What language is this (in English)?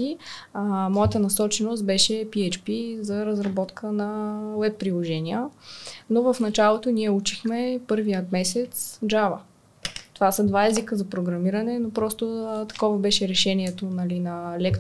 Bulgarian